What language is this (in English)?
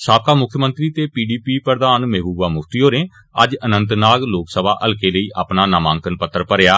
Dogri